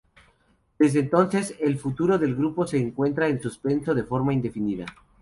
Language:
Spanish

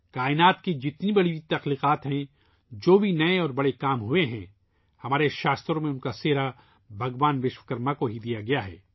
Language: Urdu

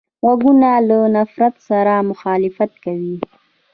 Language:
Pashto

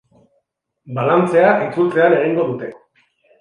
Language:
Basque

